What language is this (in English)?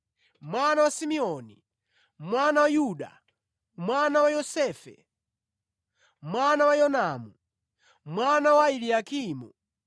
Nyanja